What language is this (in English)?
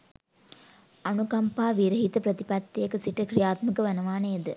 Sinhala